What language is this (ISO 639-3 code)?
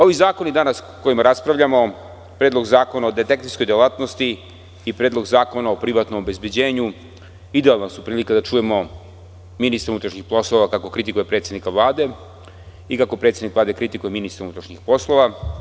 srp